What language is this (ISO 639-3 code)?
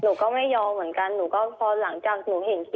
tha